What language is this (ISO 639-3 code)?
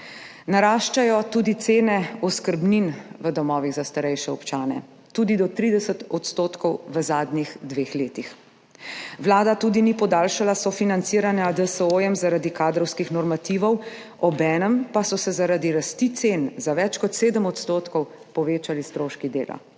slv